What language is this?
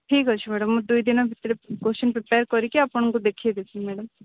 Odia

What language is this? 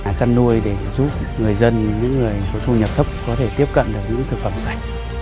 Vietnamese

